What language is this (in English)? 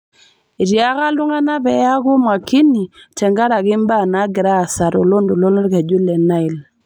Masai